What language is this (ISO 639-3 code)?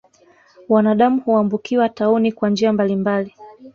swa